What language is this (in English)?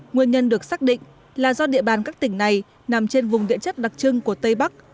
Vietnamese